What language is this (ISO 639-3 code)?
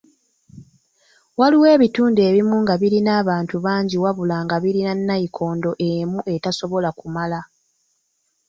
lug